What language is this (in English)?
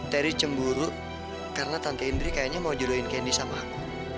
Indonesian